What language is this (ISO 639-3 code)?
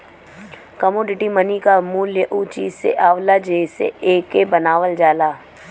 bho